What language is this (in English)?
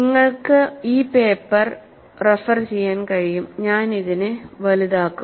Malayalam